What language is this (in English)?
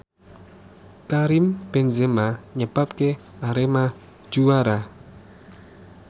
Javanese